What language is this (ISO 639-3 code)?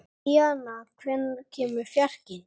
isl